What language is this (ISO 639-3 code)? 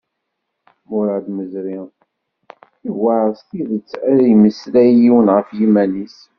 kab